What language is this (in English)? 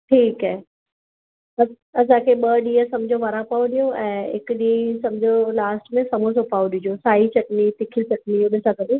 Sindhi